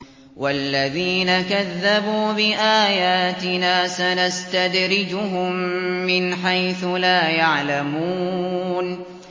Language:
Arabic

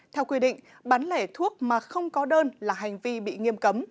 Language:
Vietnamese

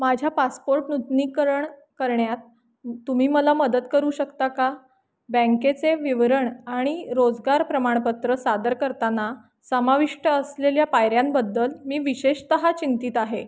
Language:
Marathi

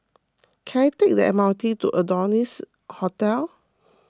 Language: English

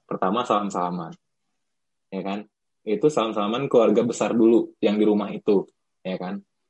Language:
Indonesian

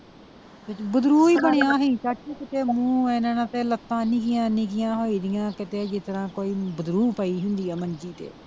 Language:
Punjabi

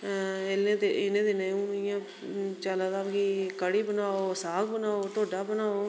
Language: Dogri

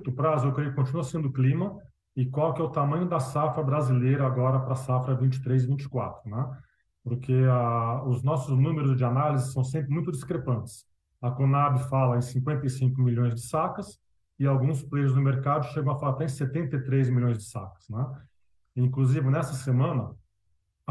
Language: Portuguese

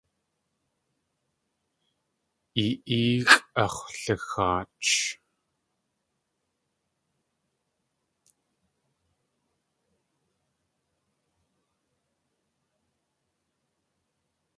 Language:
Tlingit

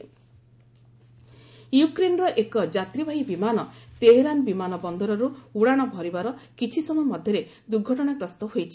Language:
Odia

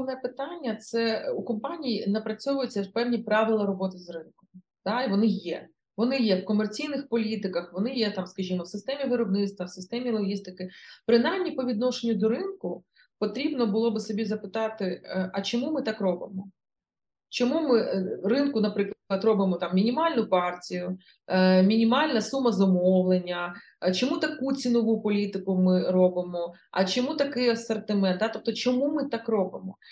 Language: Ukrainian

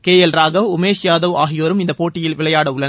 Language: Tamil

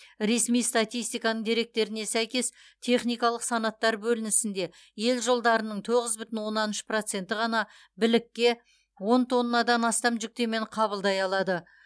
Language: Kazakh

